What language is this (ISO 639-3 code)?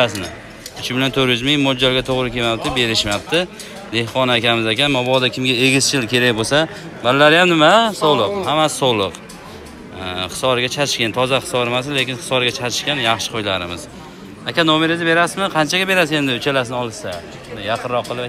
tur